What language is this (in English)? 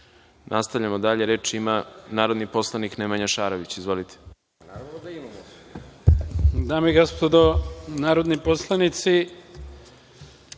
Serbian